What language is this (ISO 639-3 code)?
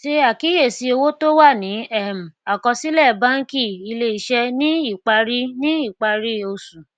yor